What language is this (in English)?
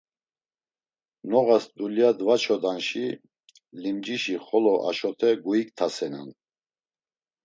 Laz